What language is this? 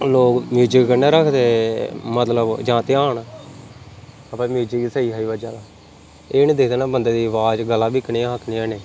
Dogri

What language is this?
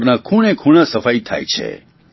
Gujarati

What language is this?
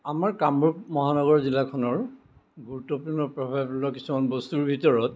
Assamese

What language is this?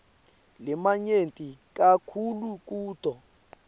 Swati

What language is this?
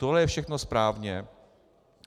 Czech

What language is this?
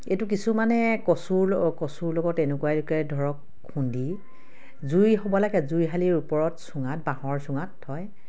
Assamese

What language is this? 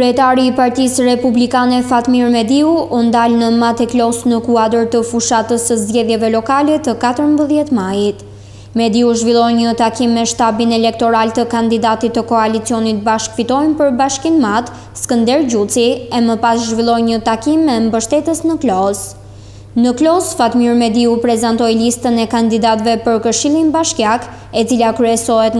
Romanian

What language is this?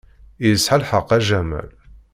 Kabyle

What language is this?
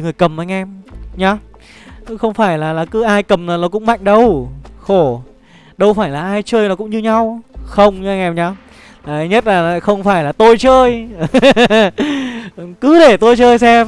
Vietnamese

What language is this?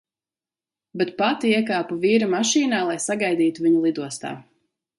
Latvian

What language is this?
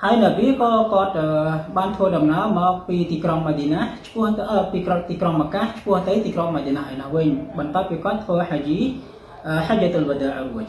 Arabic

